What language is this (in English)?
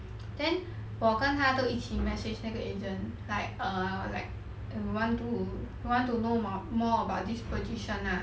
English